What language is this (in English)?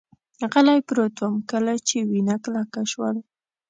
Pashto